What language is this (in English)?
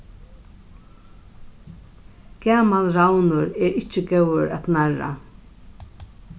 Faroese